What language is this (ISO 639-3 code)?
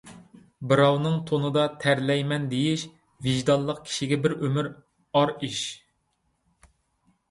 uig